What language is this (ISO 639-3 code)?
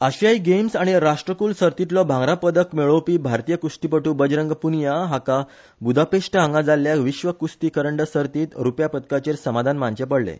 kok